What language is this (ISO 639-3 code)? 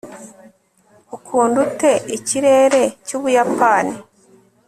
kin